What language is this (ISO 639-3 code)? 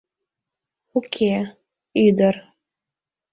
chm